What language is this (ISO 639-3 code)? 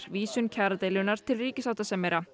isl